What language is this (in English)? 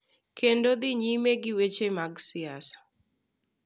Luo (Kenya and Tanzania)